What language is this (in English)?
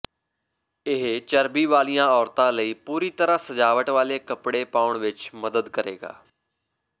Punjabi